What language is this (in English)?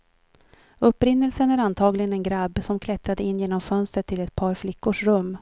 Swedish